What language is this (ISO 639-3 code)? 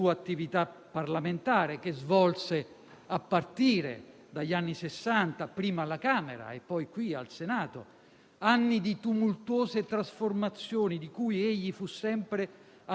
ita